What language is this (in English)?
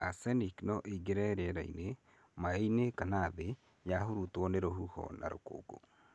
Kikuyu